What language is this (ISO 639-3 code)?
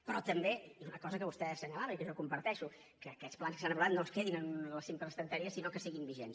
cat